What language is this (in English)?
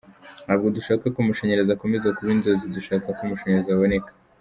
Kinyarwanda